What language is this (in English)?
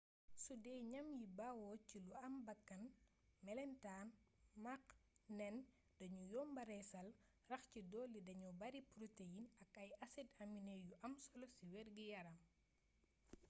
Wolof